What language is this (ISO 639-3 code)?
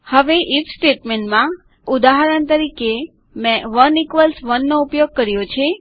guj